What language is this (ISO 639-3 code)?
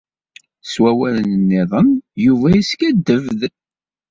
kab